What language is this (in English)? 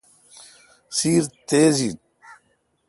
Kalkoti